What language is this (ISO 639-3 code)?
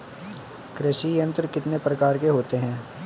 hin